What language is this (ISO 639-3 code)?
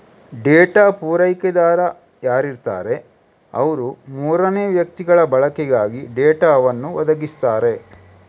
kan